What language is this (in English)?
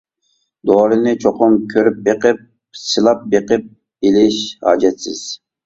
Uyghur